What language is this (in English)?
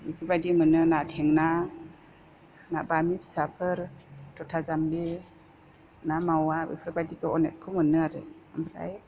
Bodo